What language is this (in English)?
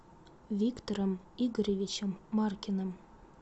Russian